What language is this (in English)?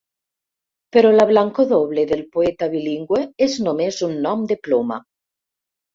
Catalan